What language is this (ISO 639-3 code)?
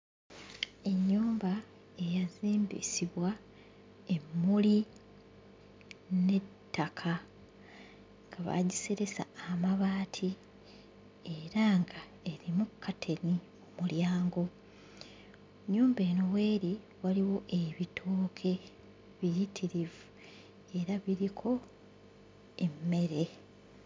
lug